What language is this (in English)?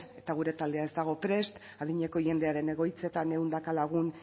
Basque